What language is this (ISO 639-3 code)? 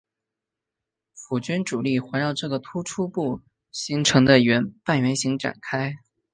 zho